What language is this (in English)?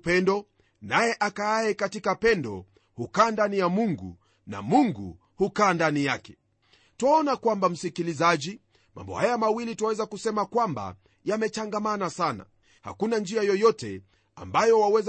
Swahili